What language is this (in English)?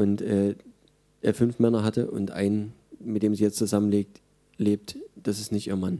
German